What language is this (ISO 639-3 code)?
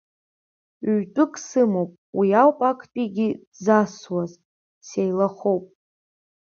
abk